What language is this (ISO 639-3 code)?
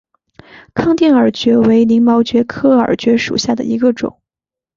zho